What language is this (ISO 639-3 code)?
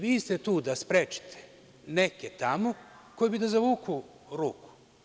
srp